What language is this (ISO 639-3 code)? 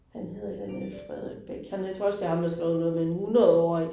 dan